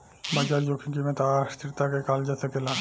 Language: Bhojpuri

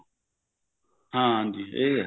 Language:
Punjabi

